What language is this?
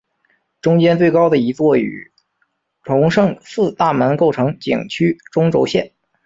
Chinese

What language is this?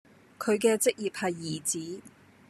Cantonese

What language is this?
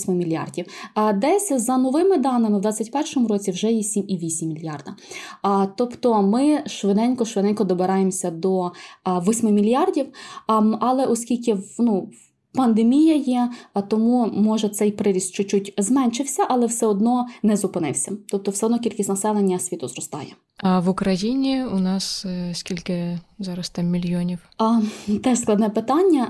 Ukrainian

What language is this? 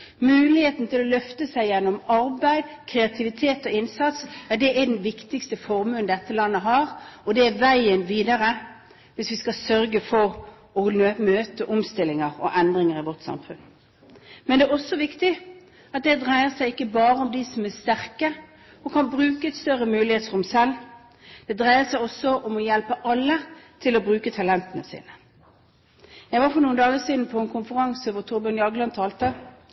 Norwegian Bokmål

